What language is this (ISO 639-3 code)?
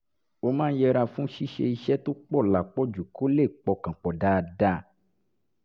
yor